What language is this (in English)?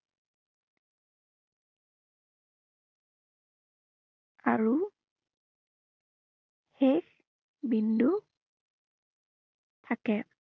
Assamese